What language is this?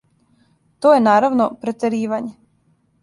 Serbian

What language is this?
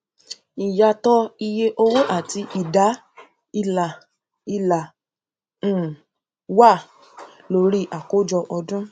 Yoruba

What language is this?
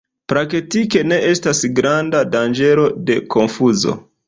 Esperanto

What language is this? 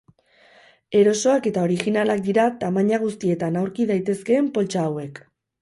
Basque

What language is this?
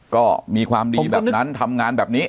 Thai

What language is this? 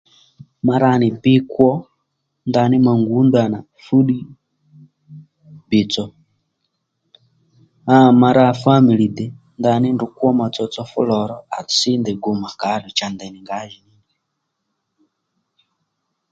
Lendu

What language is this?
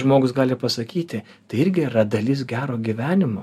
Lithuanian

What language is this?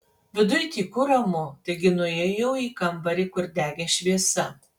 Lithuanian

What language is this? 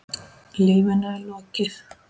Icelandic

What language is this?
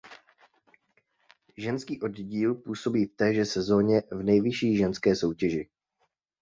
Czech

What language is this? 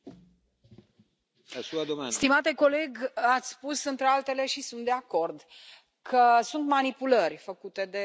Romanian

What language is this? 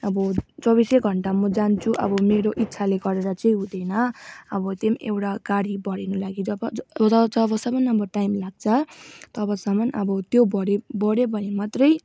Nepali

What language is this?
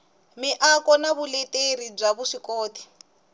Tsonga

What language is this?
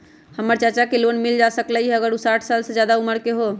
Magahi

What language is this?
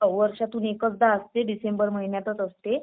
Marathi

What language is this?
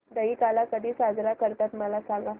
Marathi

